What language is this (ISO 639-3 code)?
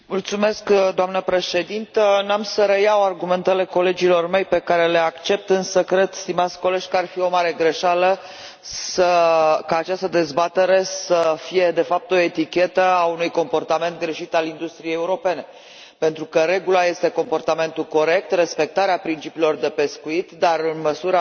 ron